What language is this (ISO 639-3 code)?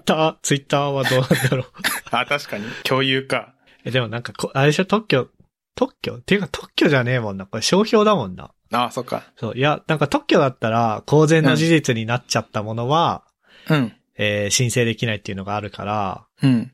jpn